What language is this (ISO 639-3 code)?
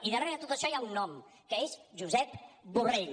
cat